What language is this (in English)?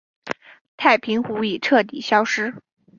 Chinese